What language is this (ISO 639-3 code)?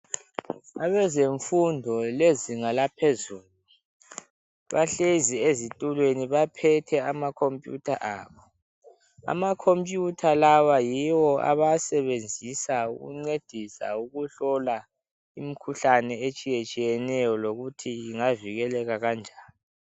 nde